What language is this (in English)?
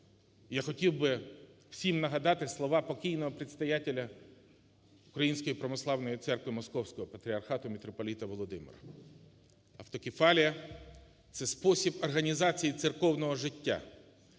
Ukrainian